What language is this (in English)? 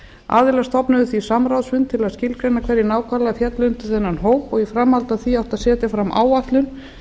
Icelandic